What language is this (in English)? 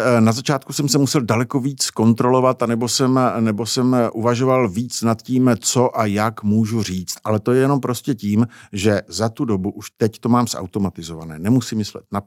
Czech